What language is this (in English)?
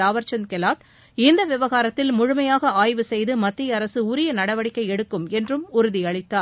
Tamil